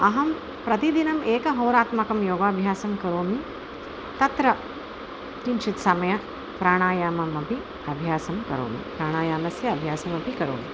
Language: Sanskrit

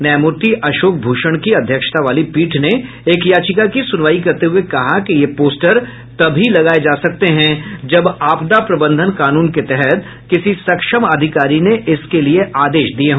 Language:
Hindi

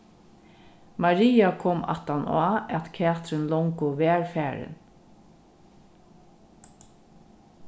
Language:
Faroese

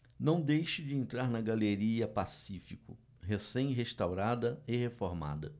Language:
Portuguese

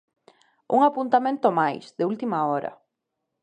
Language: Galician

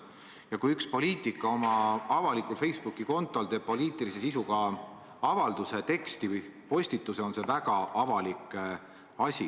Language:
Estonian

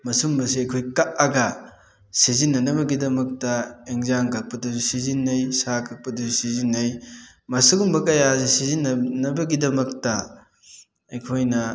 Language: Manipuri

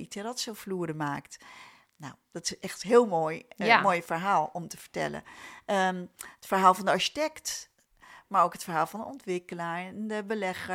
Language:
Dutch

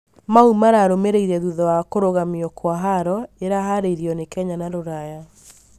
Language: Kikuyu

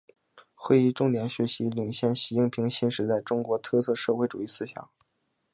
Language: Chinese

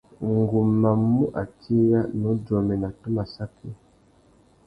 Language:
Tuki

